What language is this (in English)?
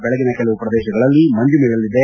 Kannada